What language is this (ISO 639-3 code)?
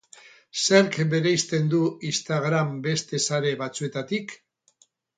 eus